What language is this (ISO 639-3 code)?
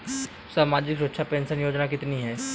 hin